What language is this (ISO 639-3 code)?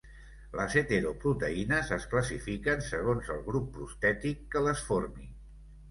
cat